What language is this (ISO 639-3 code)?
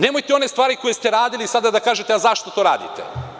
srp